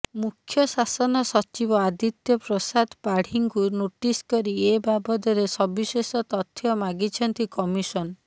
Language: Odia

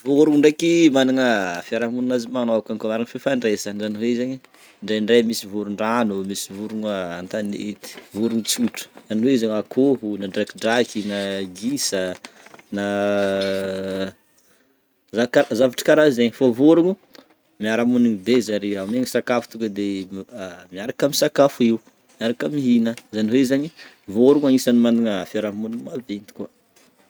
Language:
Northern Betsimisaraka Malagasy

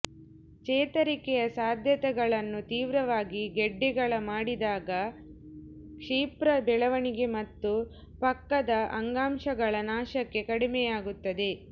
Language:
Kannada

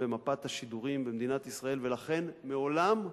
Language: Hebrew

